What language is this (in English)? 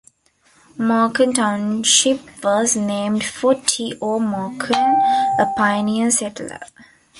English